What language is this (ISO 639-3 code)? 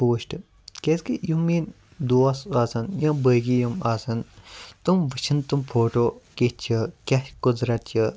kas